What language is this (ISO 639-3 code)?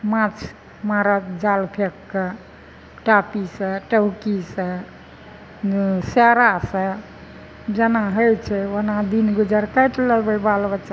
mai